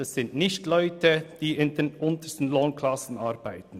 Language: Swiss German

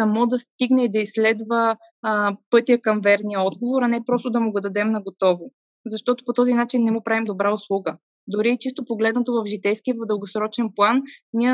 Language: Bulgarian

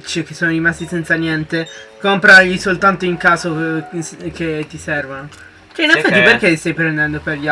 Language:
Italian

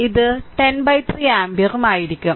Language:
Malayalam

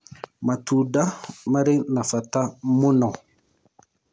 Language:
Kikuyu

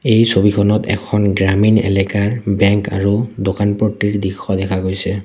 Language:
Assamese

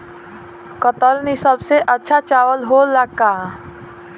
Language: Bhojpuri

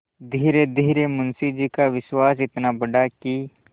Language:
Hindi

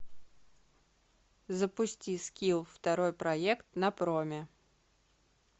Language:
Russian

